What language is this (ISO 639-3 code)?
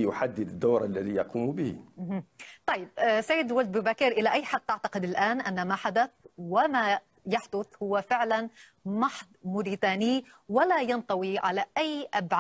ara